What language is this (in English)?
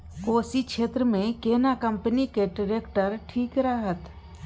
Maithili